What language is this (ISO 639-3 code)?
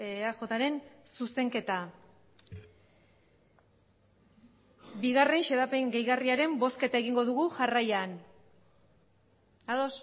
eus